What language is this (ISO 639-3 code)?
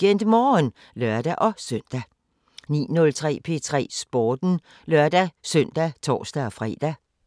dan